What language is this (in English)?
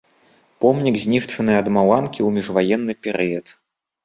Belarusian